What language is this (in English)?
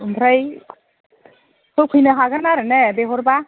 Bodo